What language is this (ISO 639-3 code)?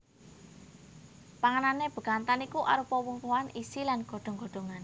jav